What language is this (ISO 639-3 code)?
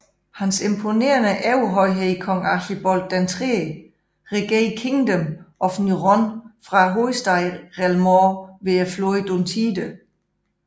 dan